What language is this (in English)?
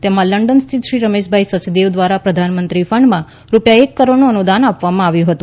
Gujarati